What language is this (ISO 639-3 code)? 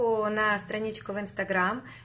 rus